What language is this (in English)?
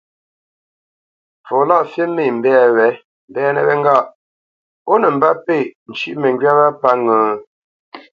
Bamenyam